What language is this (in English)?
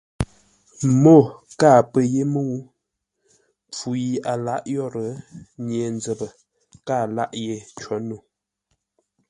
Ngombale